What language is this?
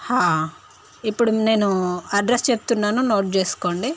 Telugu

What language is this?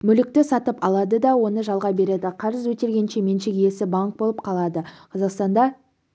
Kazakh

